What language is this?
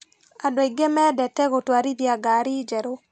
Kikuyu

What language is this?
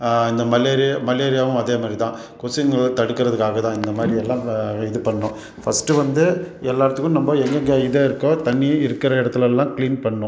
Tamil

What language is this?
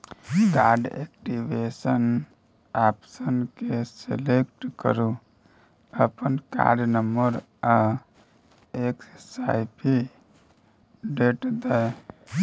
Maithili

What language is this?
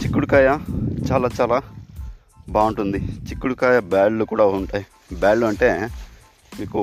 Telugu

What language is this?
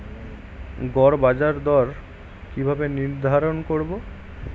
Bangla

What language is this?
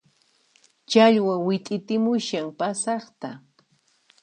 Puno Quechua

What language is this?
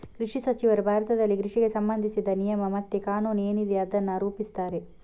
Kannada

